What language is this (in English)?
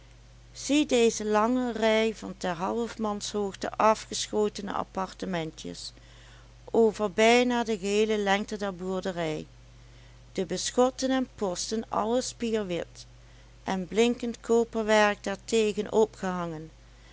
Dutch